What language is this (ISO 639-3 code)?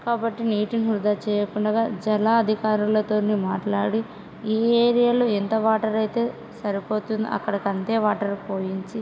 tel